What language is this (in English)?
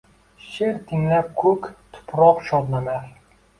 Uzbek